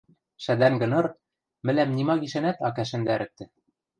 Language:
Western Mari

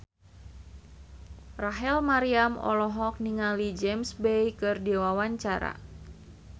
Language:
Sundanese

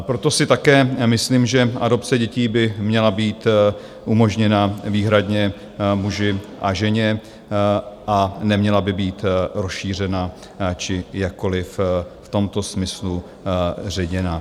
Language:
Czech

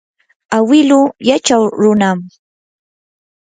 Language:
Yanahuanca Pasco Quechua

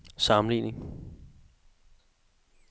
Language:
Danish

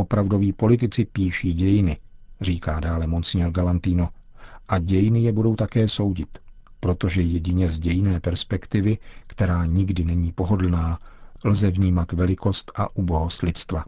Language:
Czech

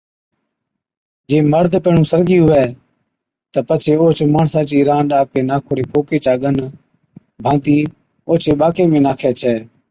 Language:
Od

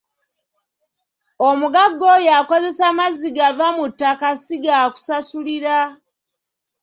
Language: Ganda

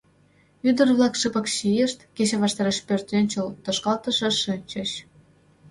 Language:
Mari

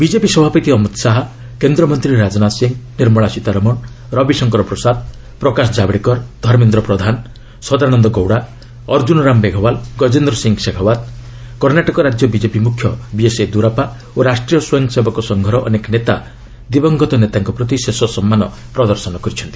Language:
Odia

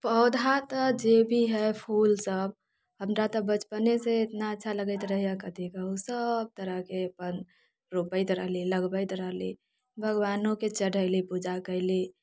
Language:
Maithili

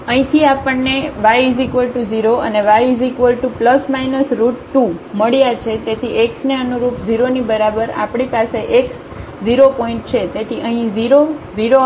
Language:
Gujarati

